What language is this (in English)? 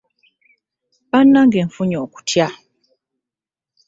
Ganda